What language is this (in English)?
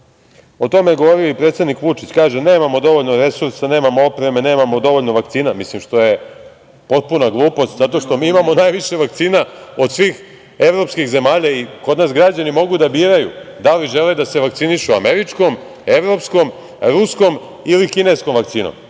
Serbian